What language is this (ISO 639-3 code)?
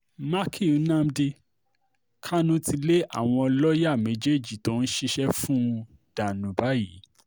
yor